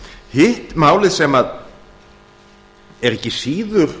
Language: Icelandic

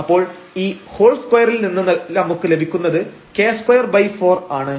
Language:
Malayalam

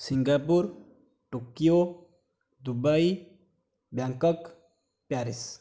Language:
Odia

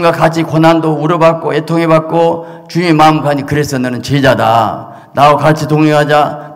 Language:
Korean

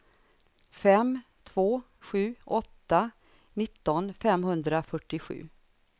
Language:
Swedish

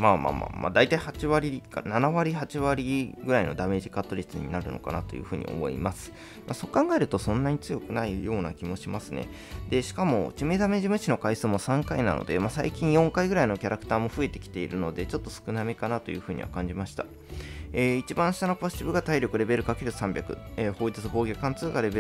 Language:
Japanese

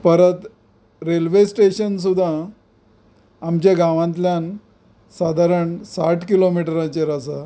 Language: Konkani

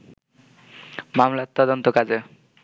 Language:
Bangla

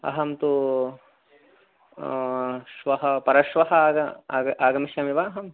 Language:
Sanskrit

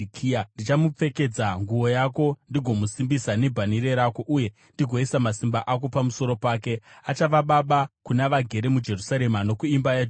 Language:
Shona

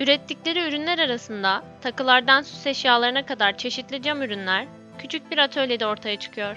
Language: Turkish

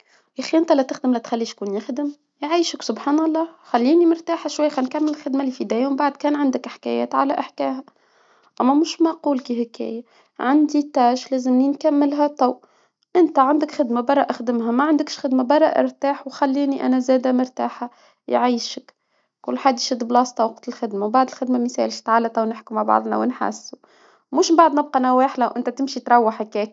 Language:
Tunisian Arabic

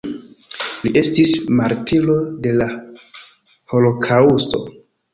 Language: Esperanto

